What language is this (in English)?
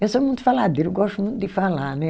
Portuguese